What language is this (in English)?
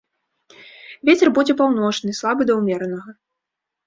Belarusian